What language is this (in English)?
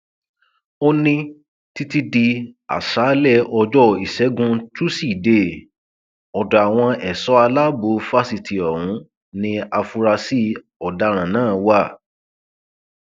Yoruba